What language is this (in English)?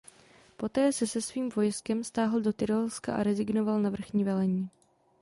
Czech